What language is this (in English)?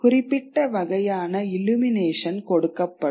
Tamil